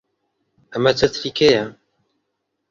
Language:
Central Kurdish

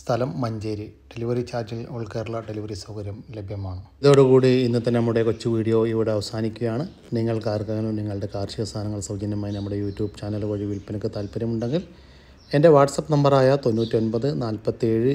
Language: Malayalam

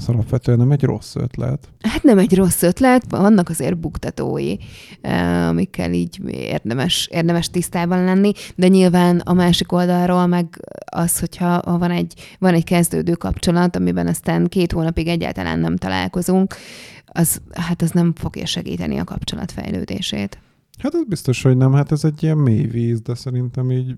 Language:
Hungarian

